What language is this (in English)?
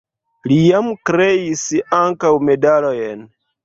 Esperanto